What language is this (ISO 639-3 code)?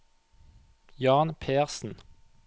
nor